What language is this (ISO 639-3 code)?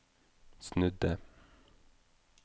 nor